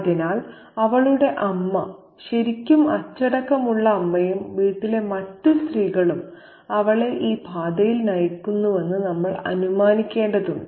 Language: Malayalam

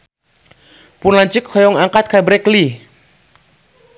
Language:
Sundanese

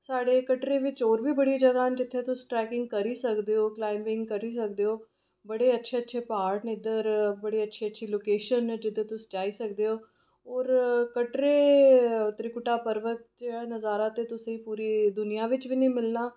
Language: Dogri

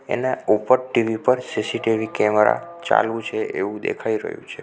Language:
Gujarati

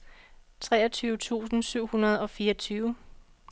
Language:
Danish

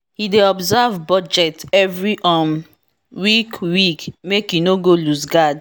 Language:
Nigerian Pidgin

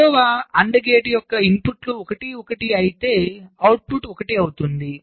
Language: Telugu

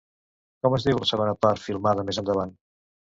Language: Catalan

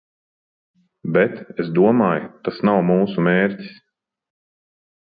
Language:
Latvian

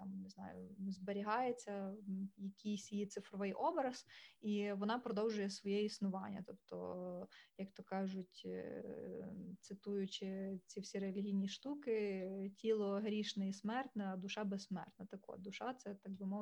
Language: Ukrainian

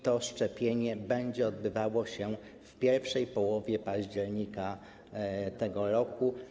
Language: Polish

